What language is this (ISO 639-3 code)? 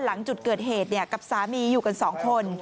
tha